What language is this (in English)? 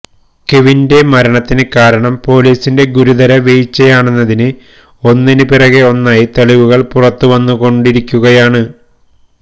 Malayalam